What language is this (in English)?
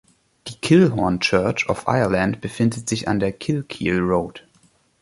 German